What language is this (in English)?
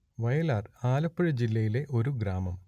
Malayalam